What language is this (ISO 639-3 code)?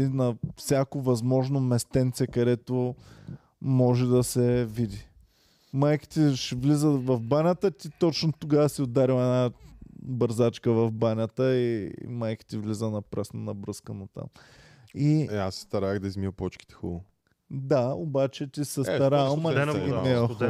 bul